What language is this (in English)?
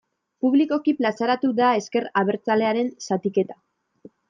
Basque